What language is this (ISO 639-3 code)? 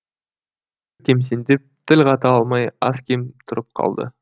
kaz